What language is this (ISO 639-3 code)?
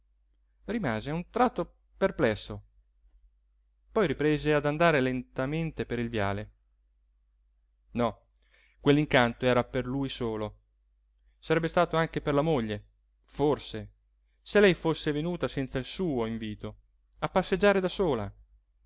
ita